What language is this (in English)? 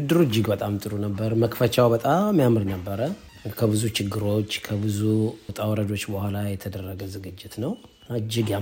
Amharic